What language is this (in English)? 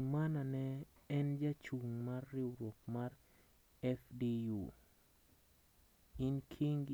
Luo (Kenya and Tanzania)